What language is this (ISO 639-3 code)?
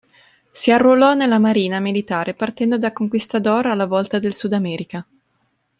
ita